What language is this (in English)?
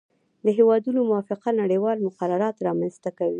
Pashto